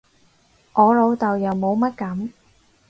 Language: Cantonese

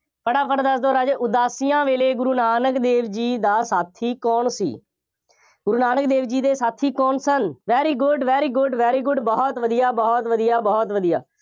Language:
Punjabi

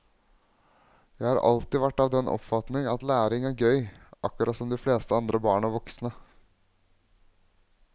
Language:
Norwegian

